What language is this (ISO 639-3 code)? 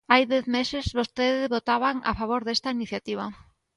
glg